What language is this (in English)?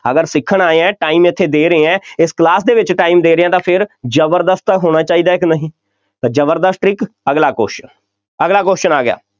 Punjabi